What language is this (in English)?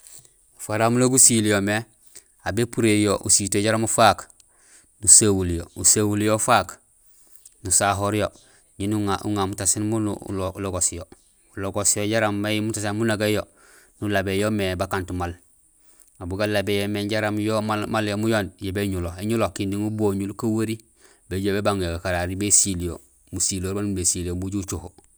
Gusilay